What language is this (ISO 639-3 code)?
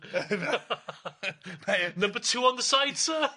cym